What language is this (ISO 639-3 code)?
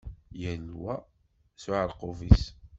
kab